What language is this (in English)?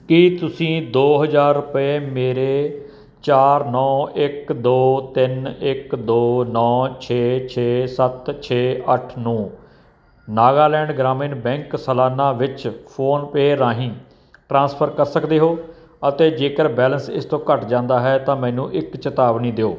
Punjabi